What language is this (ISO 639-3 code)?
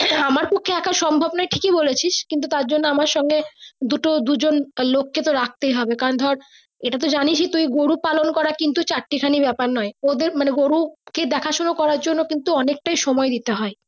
ben